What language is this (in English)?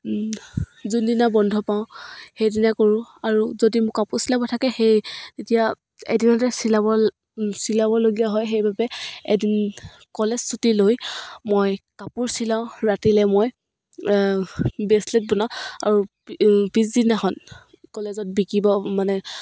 Assamese